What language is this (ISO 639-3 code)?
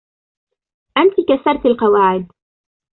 ara